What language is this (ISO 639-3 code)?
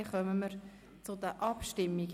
gsw